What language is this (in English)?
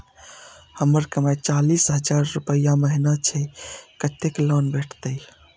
Maithili